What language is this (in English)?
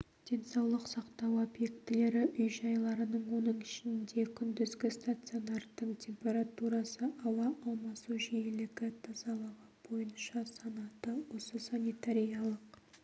Kazakh